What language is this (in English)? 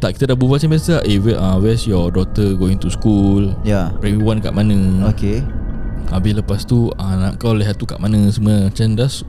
Malay